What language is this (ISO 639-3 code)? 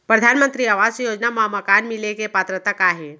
hne